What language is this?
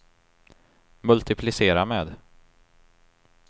Swedish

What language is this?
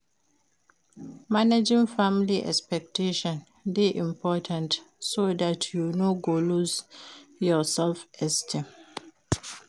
Nigerian Pidgin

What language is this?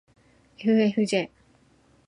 Japanese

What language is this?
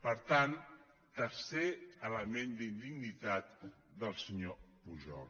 Catalan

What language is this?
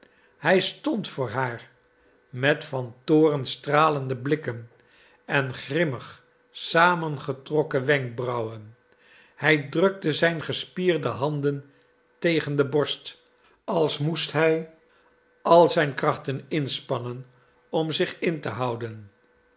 Dutch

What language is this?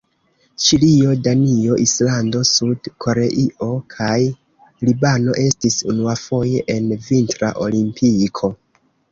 Esperanto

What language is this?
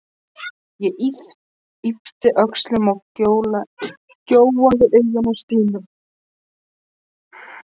Icelandic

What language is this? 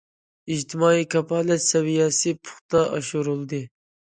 Uyghur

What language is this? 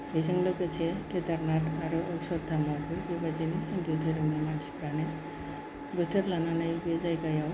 Bodo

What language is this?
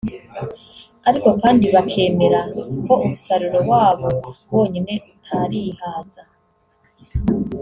Kinyarwanda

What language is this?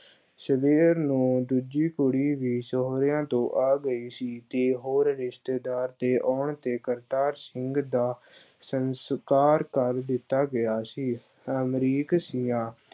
Punjabi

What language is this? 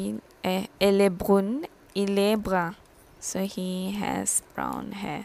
Malay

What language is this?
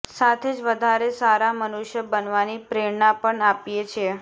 Gujarati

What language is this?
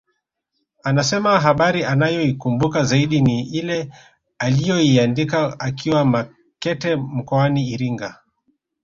Swahili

